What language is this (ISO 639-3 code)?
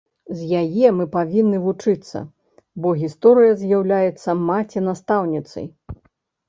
bel